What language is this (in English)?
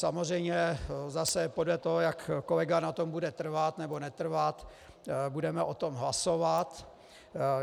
Czech